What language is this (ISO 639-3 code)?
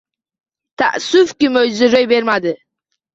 uzb